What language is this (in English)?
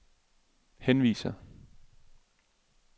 Danish